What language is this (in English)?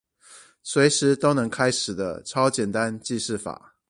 Chinese